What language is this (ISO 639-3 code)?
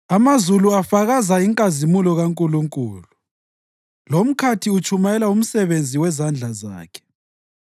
nde